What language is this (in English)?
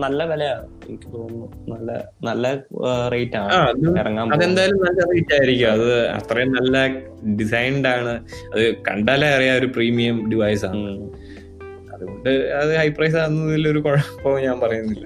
Malayalam